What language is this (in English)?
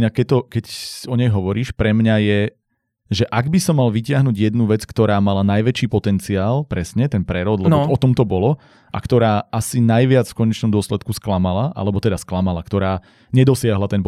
Slovak